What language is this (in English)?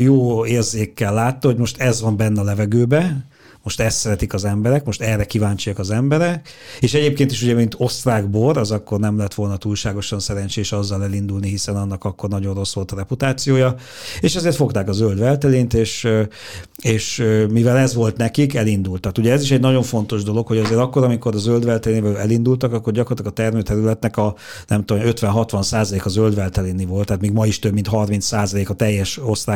Hungarian